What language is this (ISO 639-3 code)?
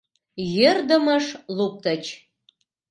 chm